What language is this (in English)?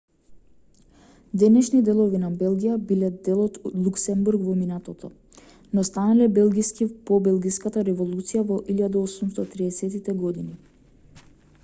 Macedonian